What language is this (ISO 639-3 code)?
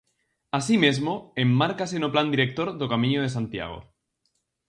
glg